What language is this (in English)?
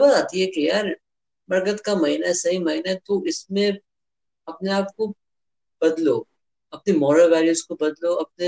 Urdu